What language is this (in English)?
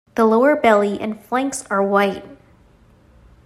English